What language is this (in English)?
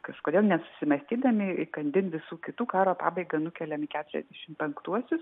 Lithuanian